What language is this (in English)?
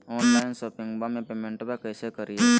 Magahi